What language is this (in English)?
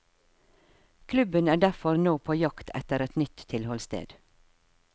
Norwegian